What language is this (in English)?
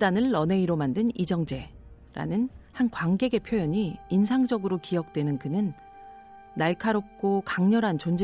Korean